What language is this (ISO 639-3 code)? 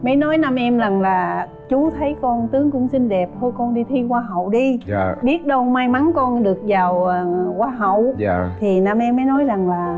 vie